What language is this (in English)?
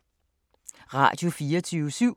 Danish